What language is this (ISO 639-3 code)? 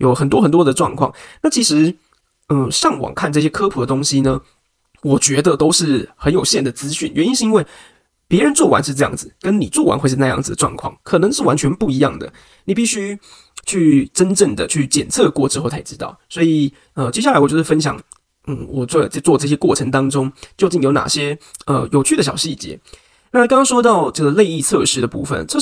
zho